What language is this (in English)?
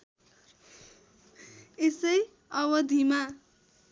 Nepali